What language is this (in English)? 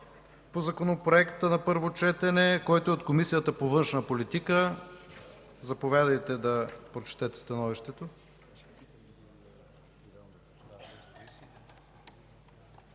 Bulgarian